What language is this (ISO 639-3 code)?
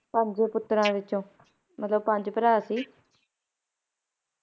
pan